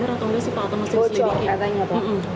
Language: Indonesian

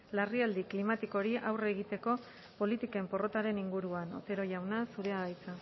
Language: Basque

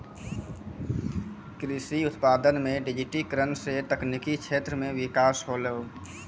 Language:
Maithili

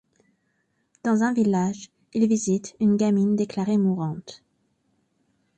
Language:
French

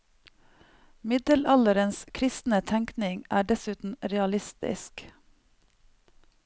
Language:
Norwegian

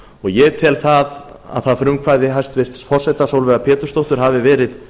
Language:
Icelandic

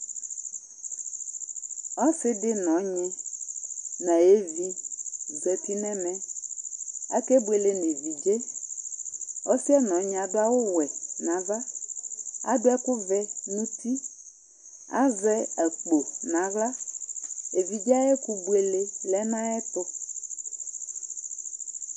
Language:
Ikposo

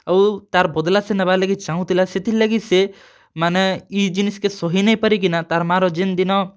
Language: Odia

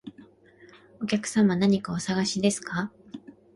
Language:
Japanese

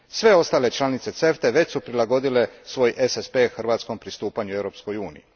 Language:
Croatian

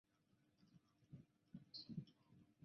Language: Chinese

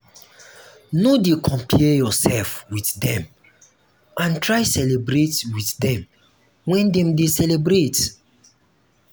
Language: Nigerian Pidgin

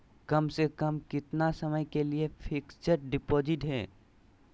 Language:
Magahi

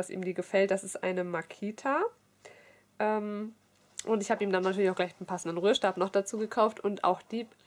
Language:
German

